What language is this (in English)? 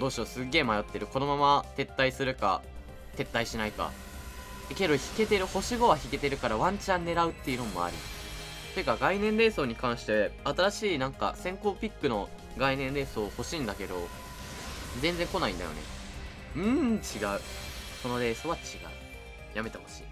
Japanese